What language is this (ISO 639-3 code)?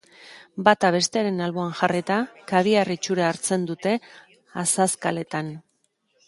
eus